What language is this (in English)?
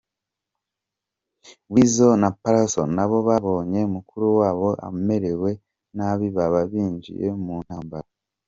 Kinyarwanda